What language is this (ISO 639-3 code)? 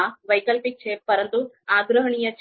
guj